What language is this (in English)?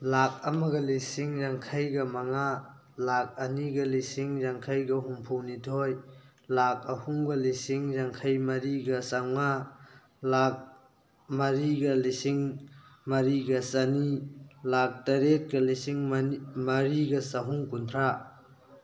Manipuri